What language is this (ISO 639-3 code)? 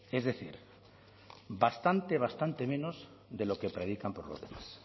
spa